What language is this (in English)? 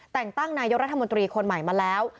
Thai